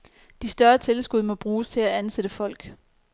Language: Danish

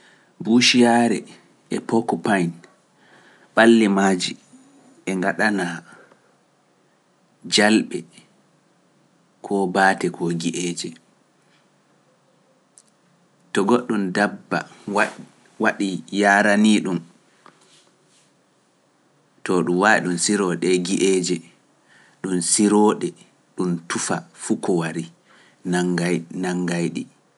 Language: Pular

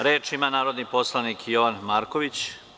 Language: Serbian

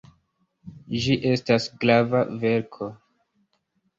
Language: Esperanto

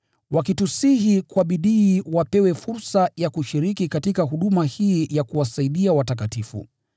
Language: Swahili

